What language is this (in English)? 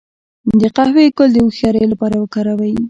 Pashto